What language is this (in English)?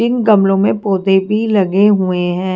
Hindi